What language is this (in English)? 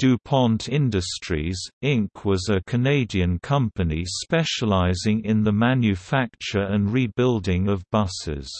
English